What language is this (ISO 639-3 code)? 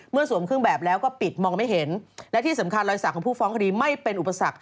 tha